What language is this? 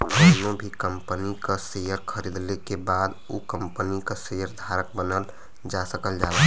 Bhojpuri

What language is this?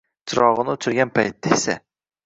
Uzbek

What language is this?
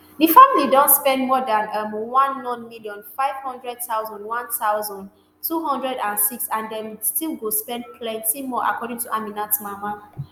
Nigerian Pidgin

